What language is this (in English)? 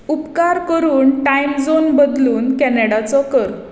Konkani